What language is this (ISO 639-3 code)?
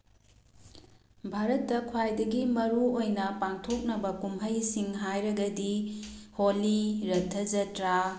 mni